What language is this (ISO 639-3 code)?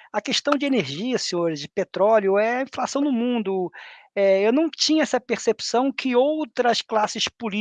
por